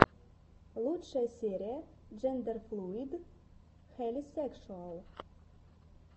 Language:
Russian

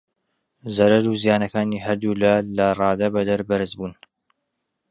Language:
Central Kurdish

